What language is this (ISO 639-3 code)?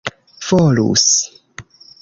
epo